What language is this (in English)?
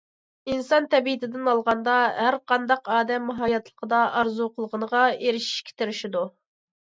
Uyghur